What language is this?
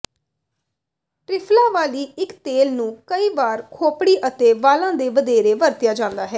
Punjabi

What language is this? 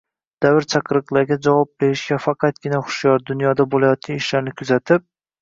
Uzbek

